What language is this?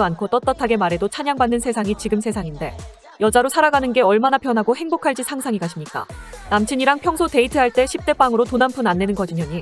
Korean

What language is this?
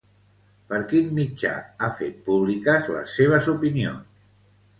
Catalan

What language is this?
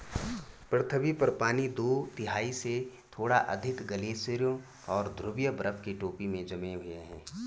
Hindi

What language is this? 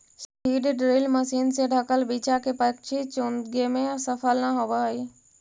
Magahi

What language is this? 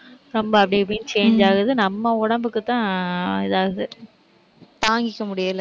Tamil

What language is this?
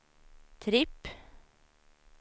Swedish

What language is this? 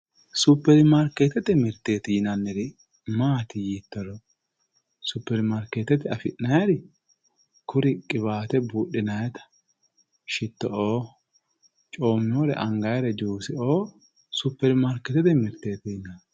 Sidamo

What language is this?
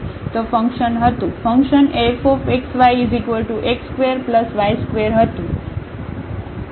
Gujarati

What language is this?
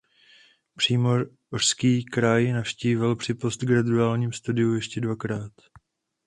Czech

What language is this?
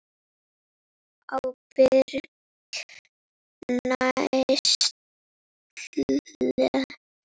Icelandic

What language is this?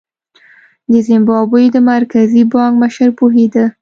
Pashto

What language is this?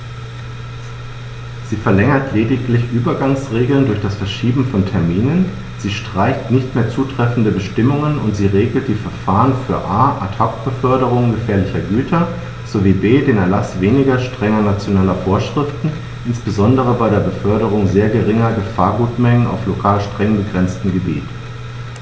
German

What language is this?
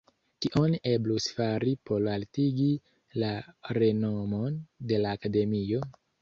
Esperanto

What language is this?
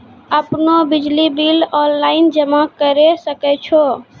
Maithili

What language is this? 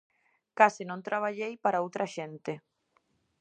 Galician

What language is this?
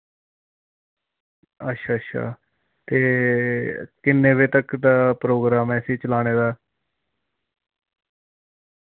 Dogri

